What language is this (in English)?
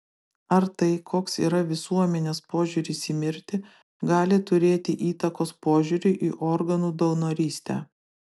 Lithuanian